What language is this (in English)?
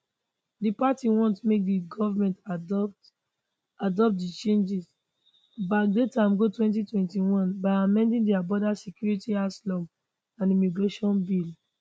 Nigerian Pidgin